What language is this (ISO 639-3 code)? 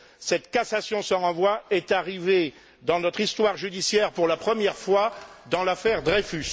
fra